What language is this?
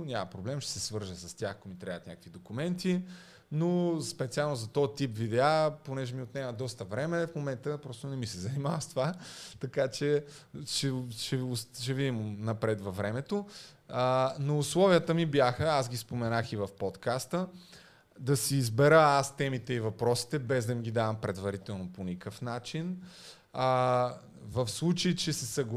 Bulgarian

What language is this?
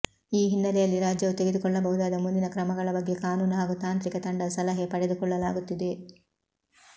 Kannada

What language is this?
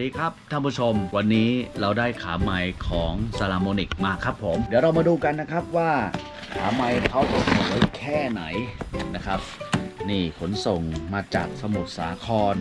Thai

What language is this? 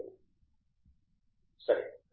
Telugu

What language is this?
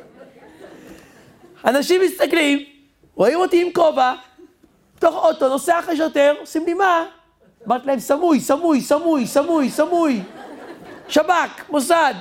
Hebrew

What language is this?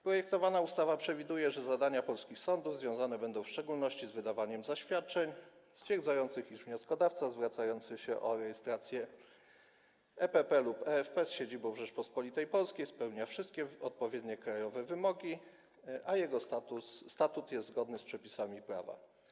Polish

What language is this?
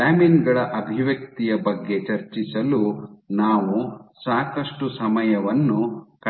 Kannada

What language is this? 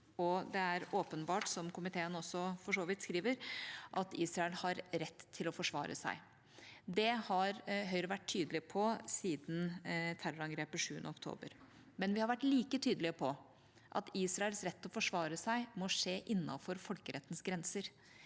Norwegian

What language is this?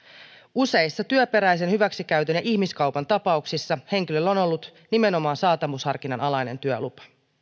Finnish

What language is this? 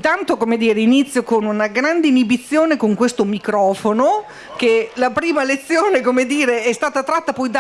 Italian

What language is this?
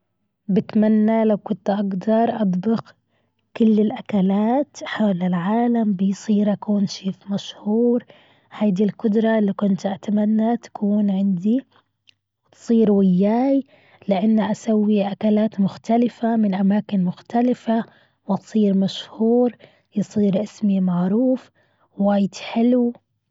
Gulf Arabic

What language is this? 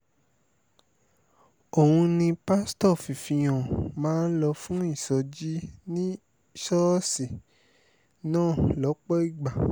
Yoruba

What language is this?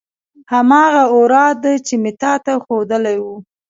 Pashto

